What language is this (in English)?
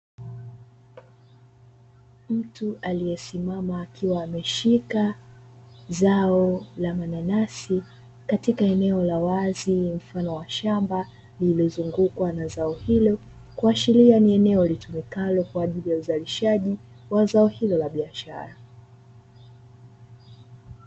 Swahili